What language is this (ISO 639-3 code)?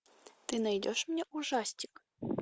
rus